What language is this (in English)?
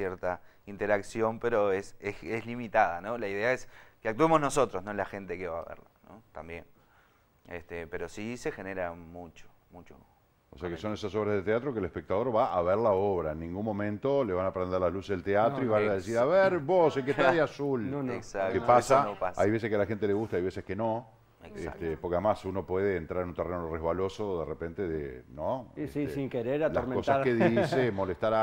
Spanish